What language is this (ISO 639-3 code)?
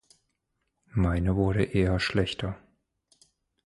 deu